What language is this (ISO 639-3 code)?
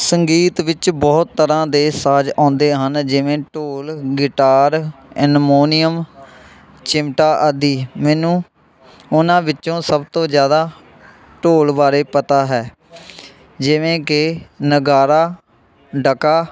pan